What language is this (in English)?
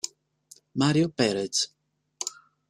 Italian